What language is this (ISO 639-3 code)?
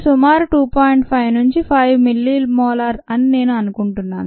tel